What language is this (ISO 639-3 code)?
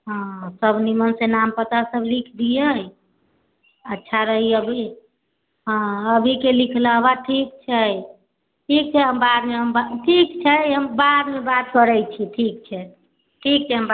mai